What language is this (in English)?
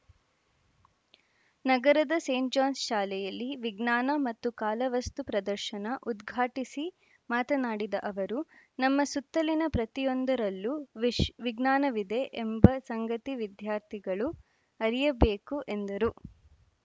Kannada